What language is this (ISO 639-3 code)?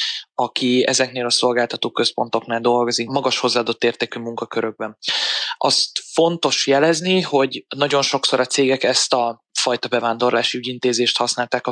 hun